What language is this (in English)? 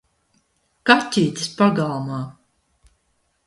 Latvian